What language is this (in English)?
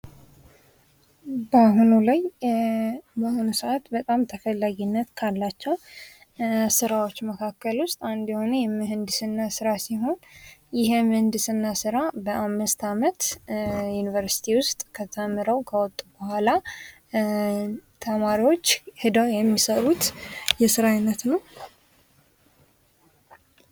Amharic